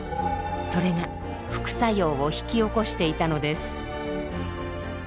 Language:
Japanese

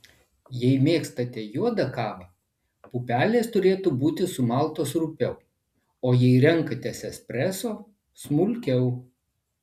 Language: Lithuanian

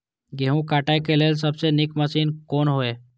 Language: Maithili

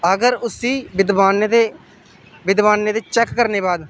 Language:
Dogri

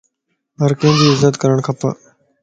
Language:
Lasi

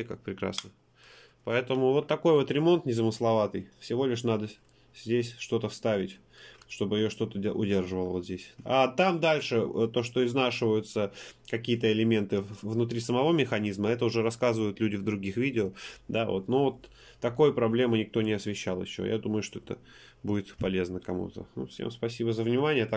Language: Russian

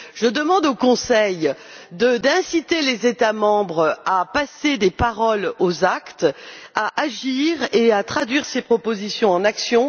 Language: French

